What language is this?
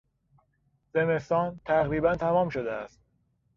Persian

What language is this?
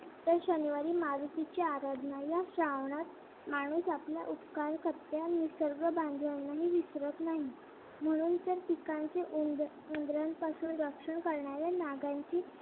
Marathi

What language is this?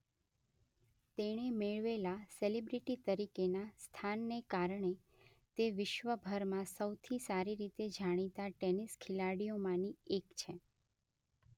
Gujarati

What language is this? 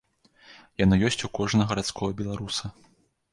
Belarusian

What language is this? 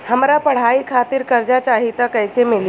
Bhojpuri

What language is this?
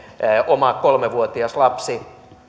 Finnish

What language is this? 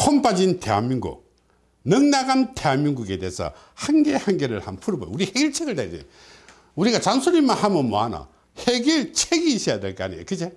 Korean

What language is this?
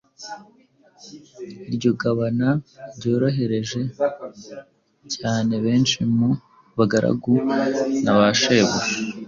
Kinyarwanda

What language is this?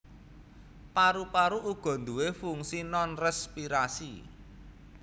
Javanese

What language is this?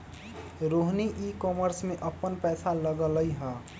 Magahi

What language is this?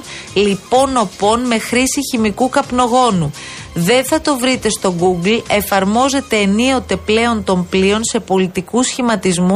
Greek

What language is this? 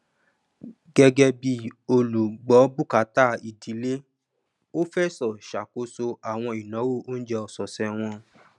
Yoruba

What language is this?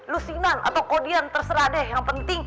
Indonesian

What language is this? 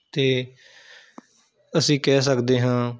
Punjabi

